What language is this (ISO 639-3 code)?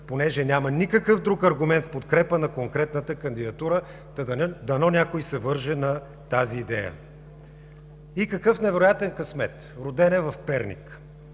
bul